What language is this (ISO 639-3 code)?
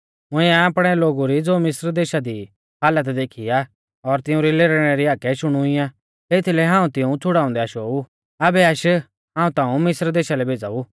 bfz